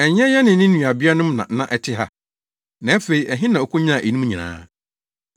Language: Akan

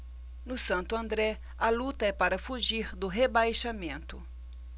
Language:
Portuguese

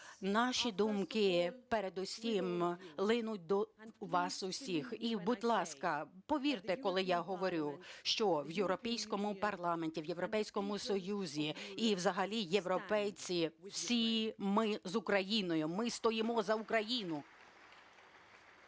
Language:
Ukrainian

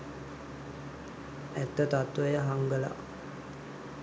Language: Sinhala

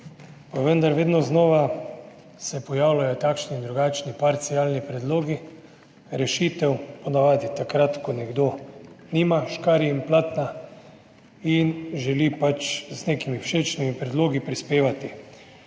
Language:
Slovenian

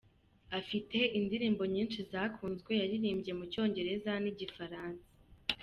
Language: Kinyarwanda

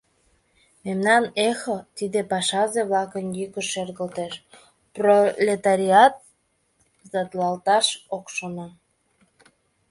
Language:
Mari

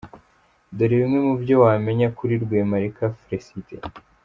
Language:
Kinyarwanda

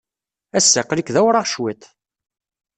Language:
Kabyle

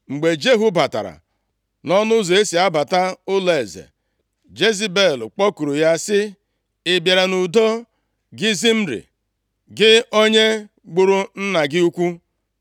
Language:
Igbo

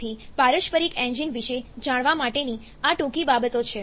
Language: Gujarati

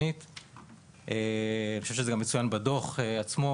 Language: Hebrew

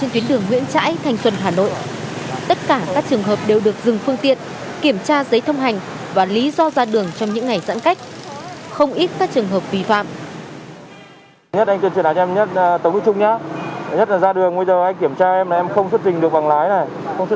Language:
Vietnamese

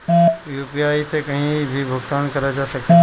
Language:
Bhojpuri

